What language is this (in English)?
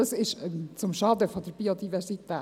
Swiss German